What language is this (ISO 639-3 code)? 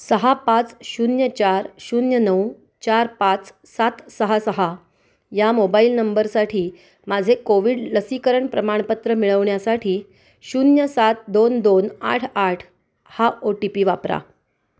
mar